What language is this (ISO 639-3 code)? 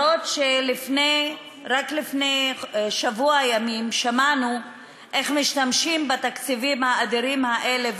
heb